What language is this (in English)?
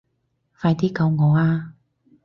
Cantonese